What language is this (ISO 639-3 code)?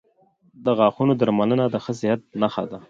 pus